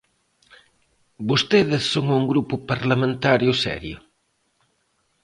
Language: Galician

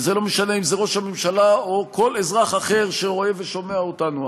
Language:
Hebrew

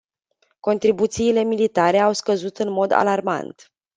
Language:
Romanian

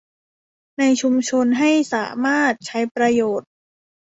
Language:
Thai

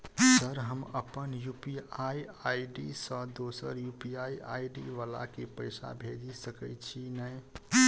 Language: Maithili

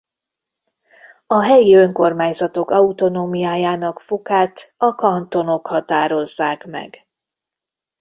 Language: Hungarian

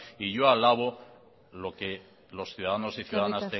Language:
Spanish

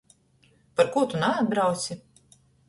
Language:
Latgalian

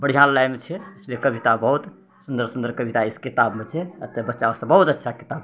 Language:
Maithili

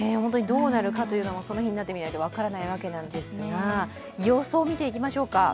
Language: Japanese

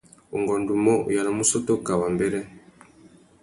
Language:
Tuki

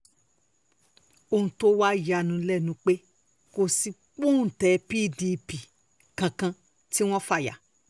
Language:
Yoruba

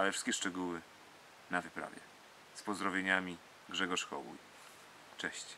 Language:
Polish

